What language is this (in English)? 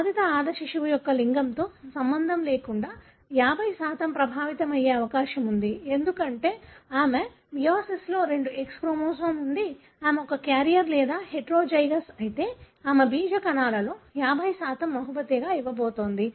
Telugu